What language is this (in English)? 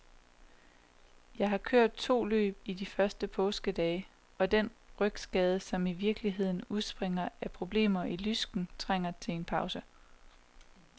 Danish